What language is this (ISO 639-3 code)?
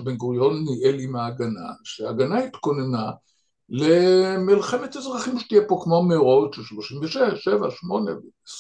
heb